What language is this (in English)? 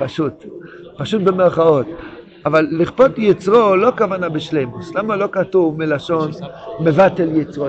Hebrew